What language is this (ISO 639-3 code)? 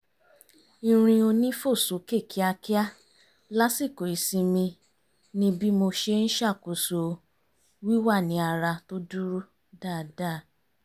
yor